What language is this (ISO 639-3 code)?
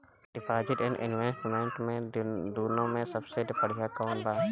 bho